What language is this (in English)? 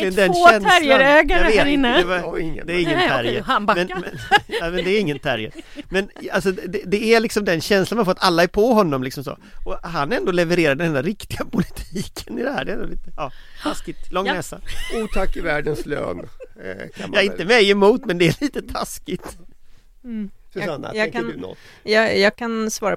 Swedish